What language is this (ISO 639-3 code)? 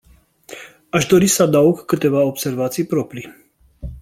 ron